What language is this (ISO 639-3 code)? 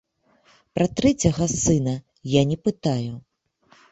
bel